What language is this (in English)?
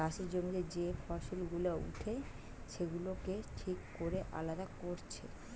Bangla